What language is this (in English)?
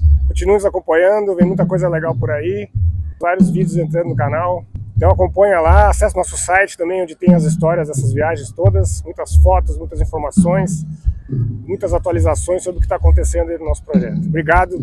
Portuguese